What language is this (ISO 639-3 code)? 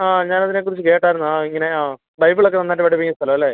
mal